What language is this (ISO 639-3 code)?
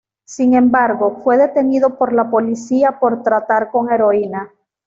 spa